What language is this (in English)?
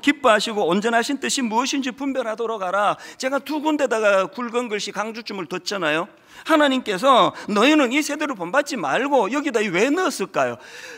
Korean